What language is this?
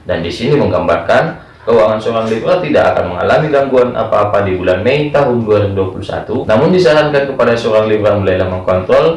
Indonesian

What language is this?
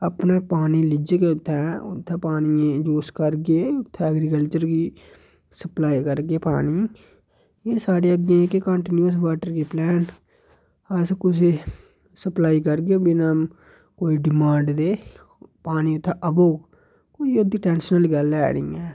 Dogri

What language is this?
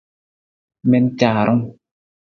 Nawdm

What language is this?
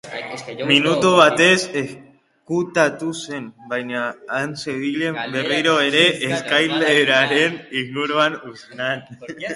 Basque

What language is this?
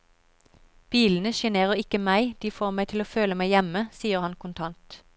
Norwegian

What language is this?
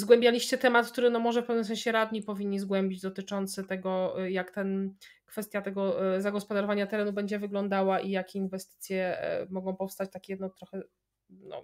Polish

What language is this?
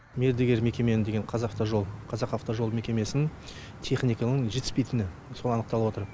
Kazakh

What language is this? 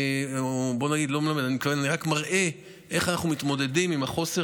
Hebrew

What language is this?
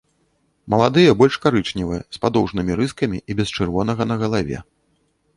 Belarusian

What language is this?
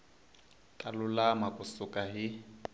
Tsonga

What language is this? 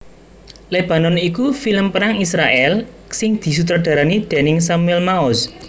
Javanese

